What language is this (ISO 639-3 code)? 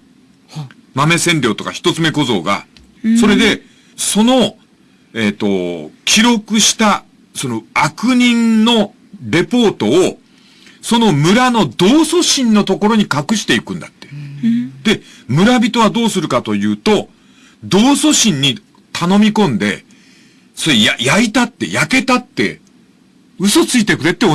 jpn